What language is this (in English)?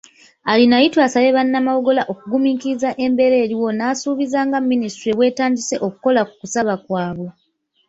Ganda